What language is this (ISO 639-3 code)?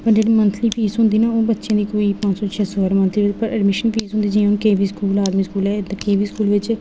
doi